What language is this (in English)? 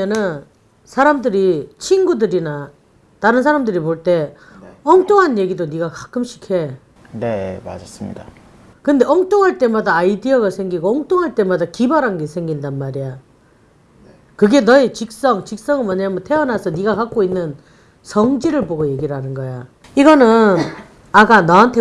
Korean